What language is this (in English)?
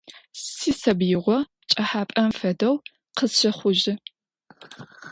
Adyghe